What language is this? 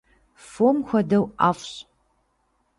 Kabardian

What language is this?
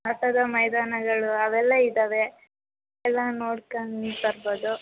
Kannada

